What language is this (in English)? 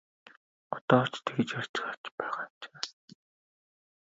Mongolian